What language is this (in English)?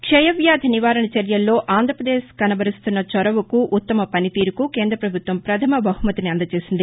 Telugu